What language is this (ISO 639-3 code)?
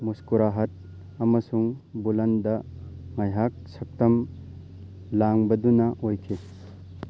mni